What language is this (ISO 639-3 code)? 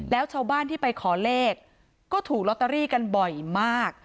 tha